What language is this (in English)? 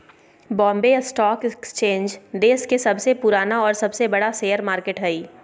Magahi